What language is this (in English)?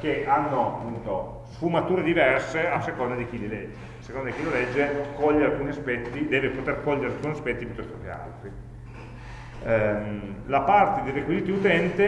Italian